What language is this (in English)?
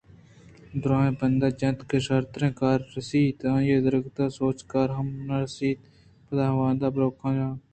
Eastern Balochi